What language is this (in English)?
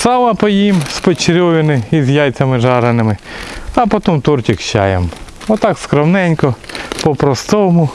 Russian